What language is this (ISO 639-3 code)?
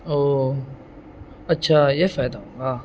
urd